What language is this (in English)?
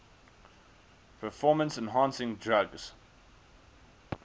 English